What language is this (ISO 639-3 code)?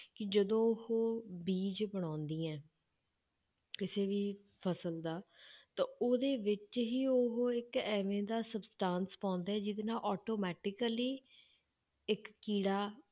pan